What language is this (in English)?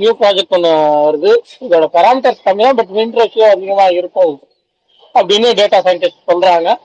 Tamil